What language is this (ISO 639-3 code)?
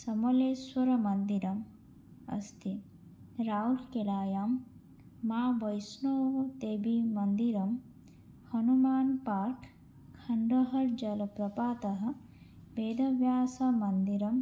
san